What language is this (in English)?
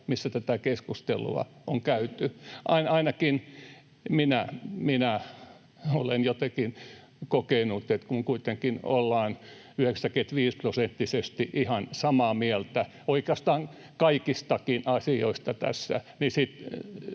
Finnish